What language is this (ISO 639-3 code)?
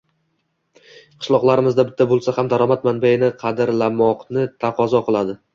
uzb